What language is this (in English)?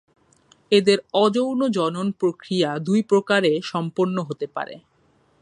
Bangla